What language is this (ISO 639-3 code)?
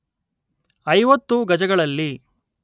kan